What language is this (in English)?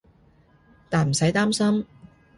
Cantonese